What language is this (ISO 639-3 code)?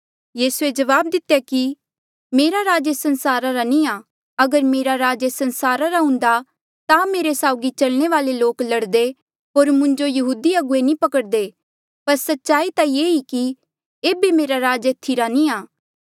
mjl